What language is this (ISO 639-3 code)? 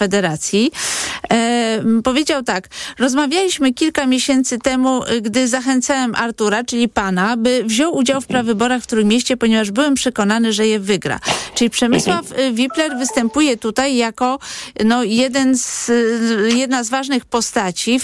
pol